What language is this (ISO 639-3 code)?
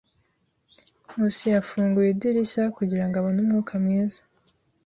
kin